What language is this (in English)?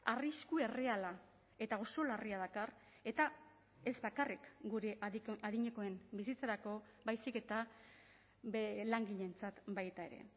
Basque